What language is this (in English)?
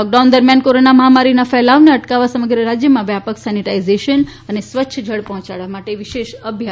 Gujarati